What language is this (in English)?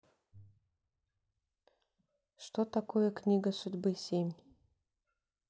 Russian